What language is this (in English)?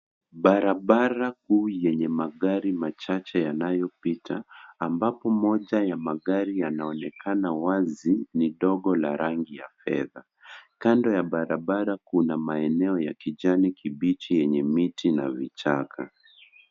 Swahili